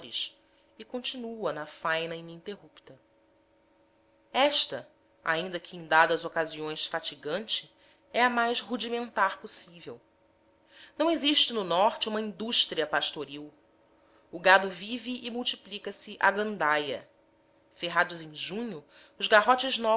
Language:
Portuguese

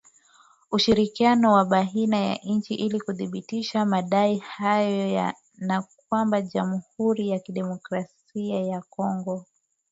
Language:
Swahili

